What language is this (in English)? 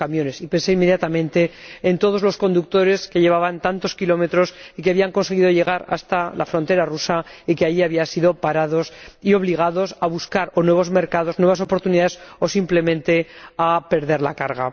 Spanish